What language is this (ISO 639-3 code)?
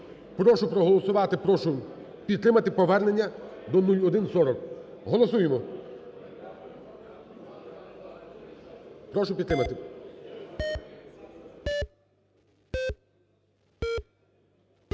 ukr